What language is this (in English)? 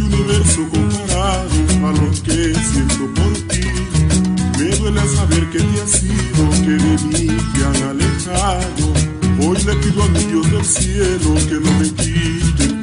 Romanian